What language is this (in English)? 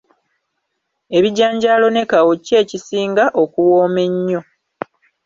Ganda